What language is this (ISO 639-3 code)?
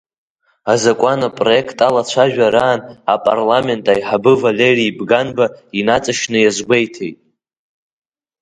abk